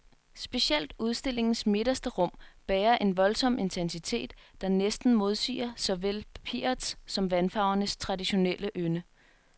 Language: Danish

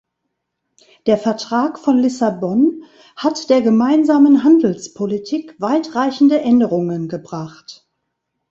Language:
German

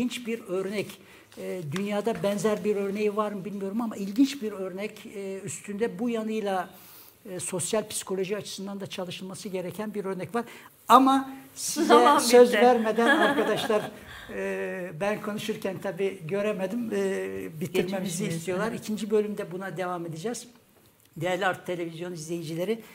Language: Turkish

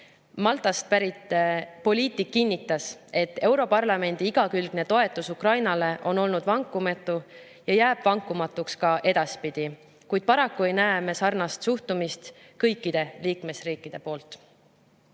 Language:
Estonian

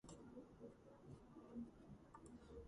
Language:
Georgian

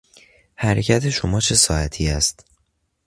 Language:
Persian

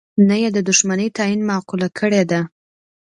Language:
Pashto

